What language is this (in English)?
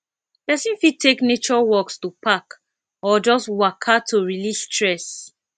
Nigerian Pidgin